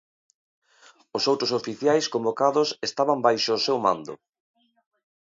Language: Galician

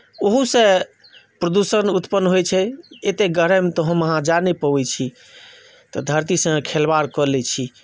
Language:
Maithili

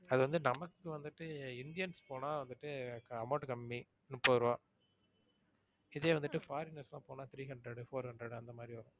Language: Tamil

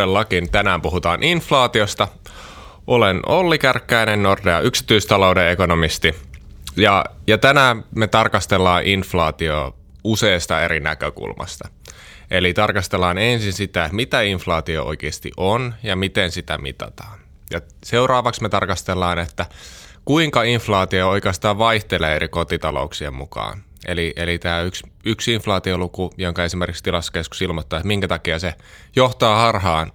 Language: Finnish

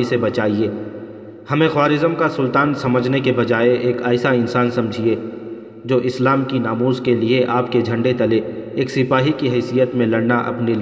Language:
Urdu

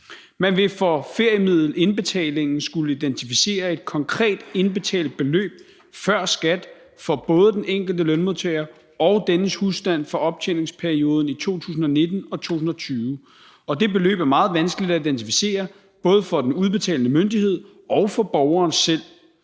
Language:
Danish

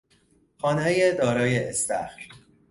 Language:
Persian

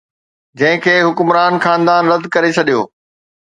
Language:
Sindhi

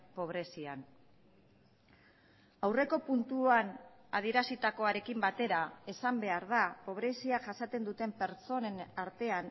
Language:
Basque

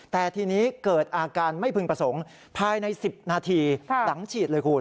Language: Thai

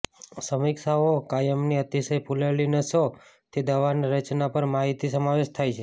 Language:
Gujarati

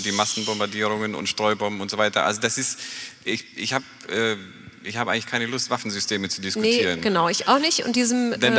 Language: German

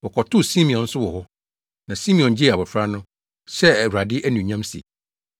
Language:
Akan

